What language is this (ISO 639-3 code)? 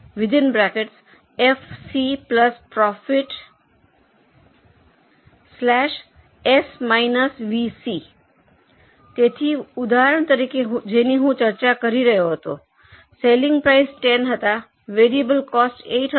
guj